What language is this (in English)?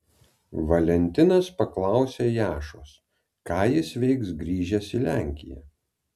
Lithuanian